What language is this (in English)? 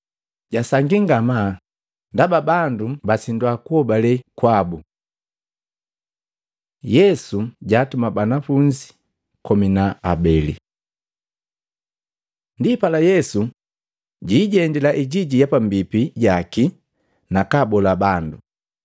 Matengo